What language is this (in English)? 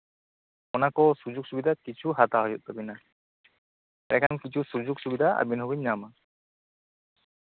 Santali